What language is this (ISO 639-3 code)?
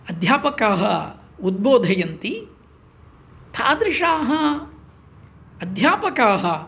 san